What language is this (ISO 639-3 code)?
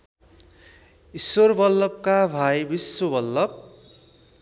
nep